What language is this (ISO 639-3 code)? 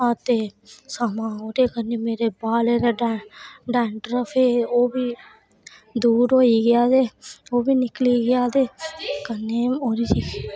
doi